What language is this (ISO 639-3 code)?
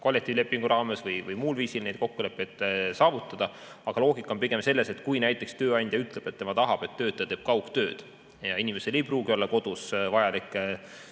est